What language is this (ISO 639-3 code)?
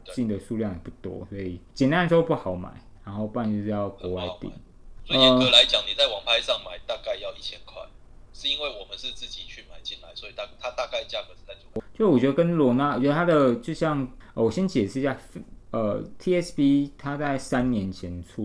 zho